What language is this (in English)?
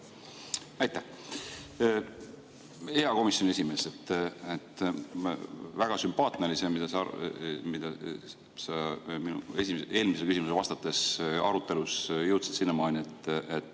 Estonian